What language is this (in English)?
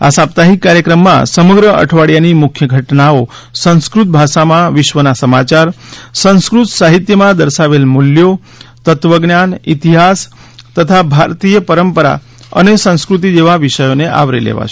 Gujarati